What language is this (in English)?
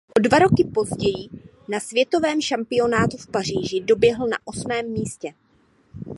Czech